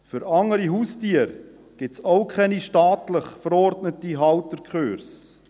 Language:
Swiss German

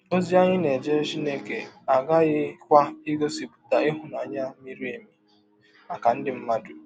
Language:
Igbo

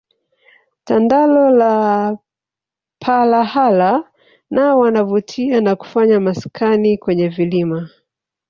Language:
Swahili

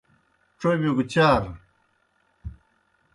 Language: Kohistani Shina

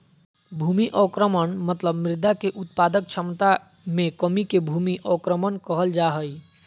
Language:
Magahi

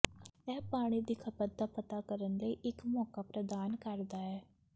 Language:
Punjabi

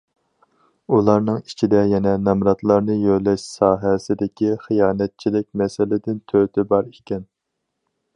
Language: Uyghur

